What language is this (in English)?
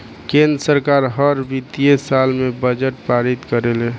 Bhojpuri